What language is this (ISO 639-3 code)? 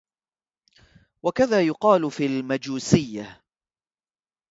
ara